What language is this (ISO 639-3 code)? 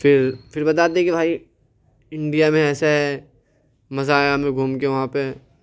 urd